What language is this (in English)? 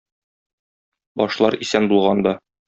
Tatar